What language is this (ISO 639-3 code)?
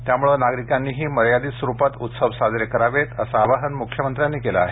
mar